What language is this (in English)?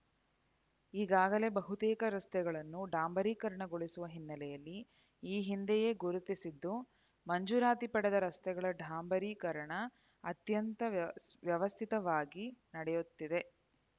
Kannada